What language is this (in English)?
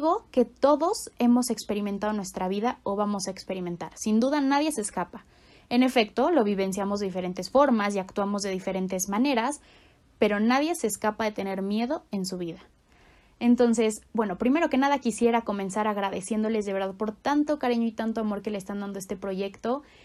Spanish